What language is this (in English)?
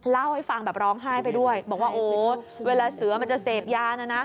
Thai